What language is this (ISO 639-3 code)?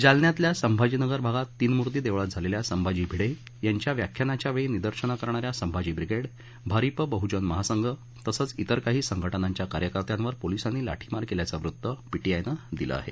mar